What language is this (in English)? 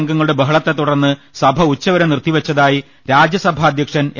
Malayalam